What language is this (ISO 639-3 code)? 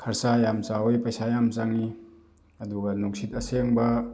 mni